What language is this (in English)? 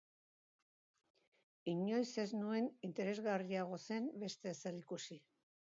Basque